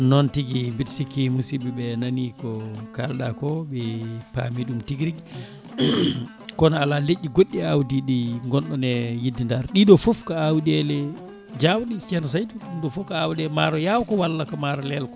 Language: Fula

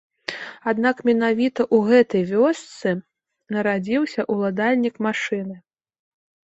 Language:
Belarusian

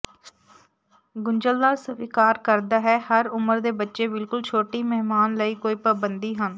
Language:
Punjabi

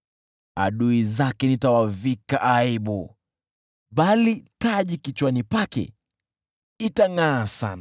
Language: Swahili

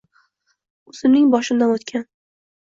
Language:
Uzbek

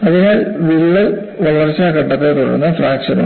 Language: Malayalam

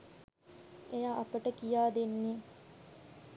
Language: Sinhala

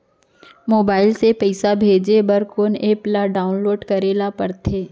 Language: Chhattisgarhi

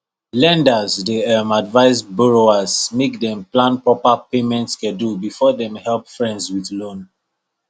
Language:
Nigerian Pidgin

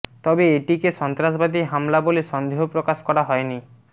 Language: Bangla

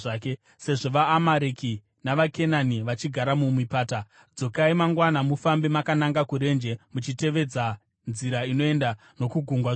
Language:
Shona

